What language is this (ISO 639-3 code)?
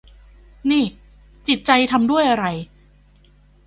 tha